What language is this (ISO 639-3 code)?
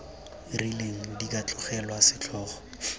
tsn